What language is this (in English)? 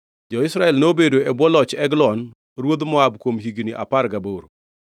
Luo (Kenya and Tanzania)